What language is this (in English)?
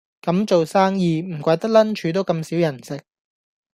Cantonese